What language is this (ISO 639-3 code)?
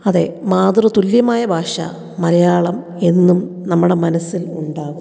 mal